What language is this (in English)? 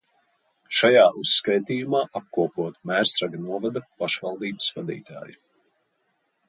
Latvian